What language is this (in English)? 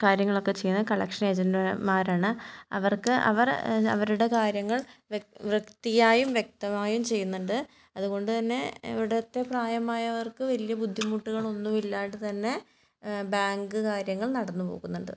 Malayalam